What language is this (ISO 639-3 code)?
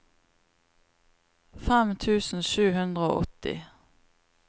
nor